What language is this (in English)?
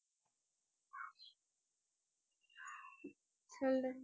Tamil